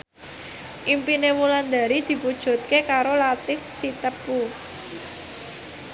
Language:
Javanese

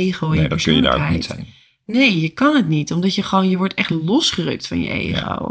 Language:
Dutch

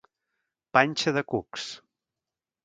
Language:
Catalan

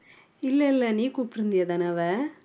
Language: Tamil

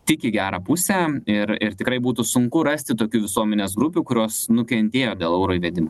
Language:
Lithuanian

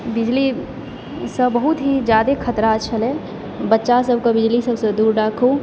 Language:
Maithili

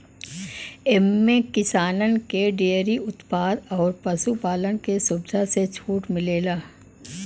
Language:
Bhojpuri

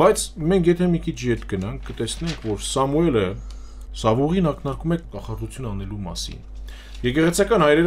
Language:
Romanian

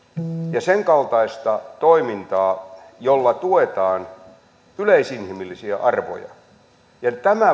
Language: Finnish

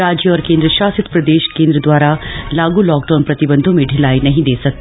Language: Hindi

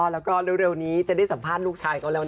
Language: Thai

